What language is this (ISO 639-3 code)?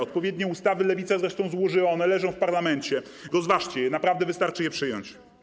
pol